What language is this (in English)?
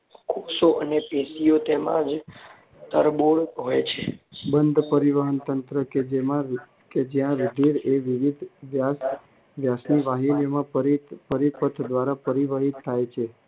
Gujarati